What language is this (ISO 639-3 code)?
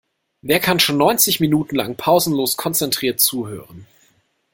deu